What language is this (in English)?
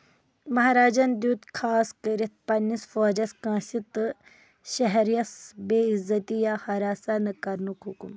Kashmiri